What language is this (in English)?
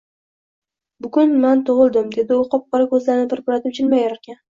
Uzbek